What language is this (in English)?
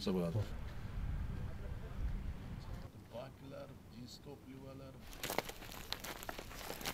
Turkish